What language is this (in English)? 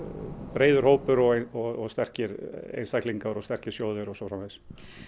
Icelandic